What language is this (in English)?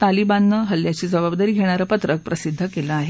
Marathi